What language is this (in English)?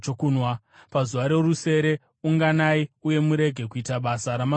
Shona